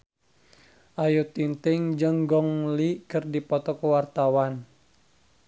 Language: Sundanese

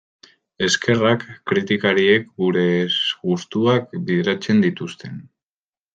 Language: Basque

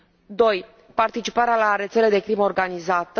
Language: Romanian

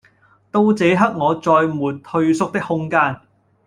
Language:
Cantonese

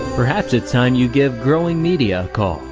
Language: English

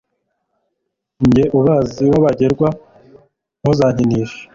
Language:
Kinyarwanda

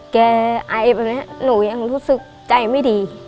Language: Thai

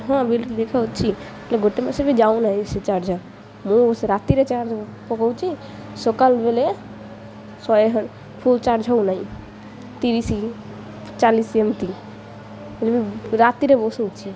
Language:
Odia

